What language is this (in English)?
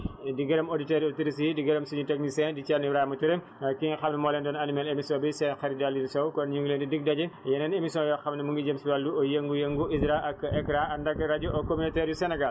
Wolof